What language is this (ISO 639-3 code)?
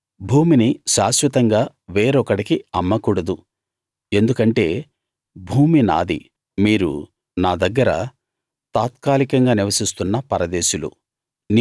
tel